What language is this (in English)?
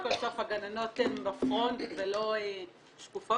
Hebrew